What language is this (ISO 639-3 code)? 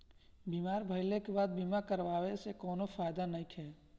bho